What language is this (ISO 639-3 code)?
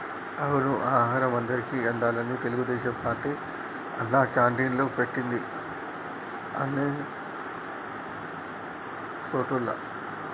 tel